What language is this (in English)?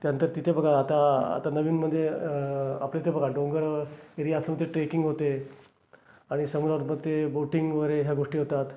Marathi